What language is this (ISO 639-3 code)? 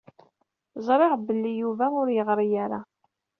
kab